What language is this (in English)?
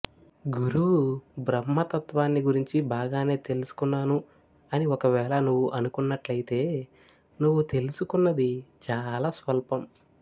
Telugu